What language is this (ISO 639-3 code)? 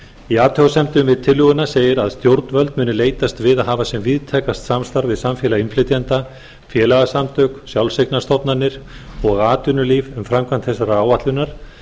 isl